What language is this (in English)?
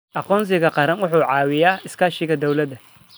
Somali